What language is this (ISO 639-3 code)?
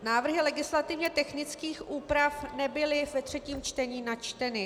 ces